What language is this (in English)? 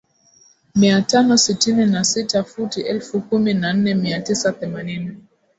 Swahili